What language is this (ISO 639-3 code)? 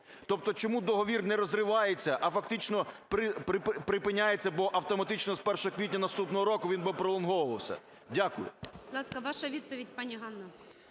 ukr